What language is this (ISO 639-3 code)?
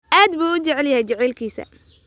som